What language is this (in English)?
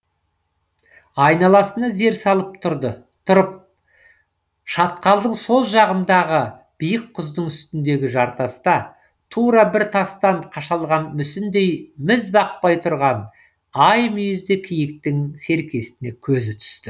Kazakh